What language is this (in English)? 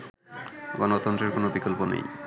Bangla